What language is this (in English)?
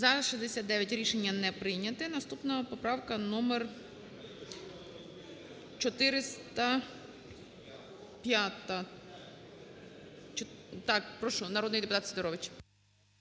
Ukrainian